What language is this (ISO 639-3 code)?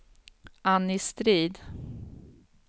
swe